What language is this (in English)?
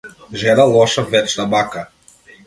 Macedonian